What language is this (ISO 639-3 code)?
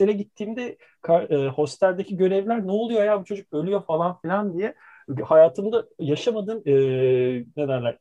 tur